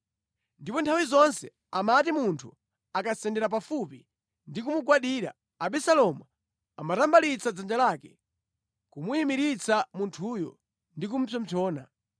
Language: Nyanja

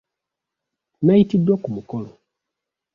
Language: Ganda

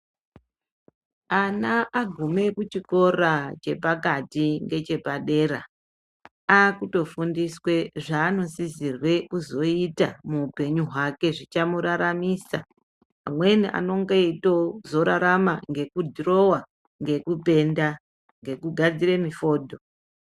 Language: Ndau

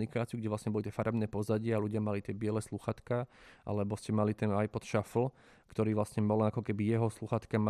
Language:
Slovak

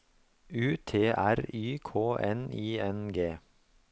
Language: Norwegian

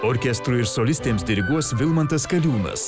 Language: Lithuanian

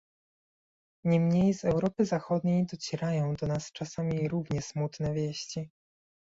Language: Polish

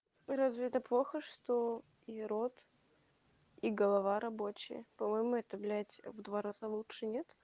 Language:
Russian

